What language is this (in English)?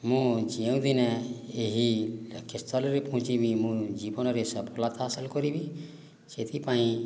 Odia